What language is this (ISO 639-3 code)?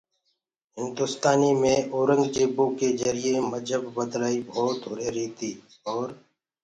ggg